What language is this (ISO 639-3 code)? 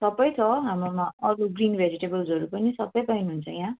nep